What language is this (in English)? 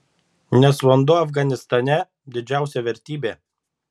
Lithuanian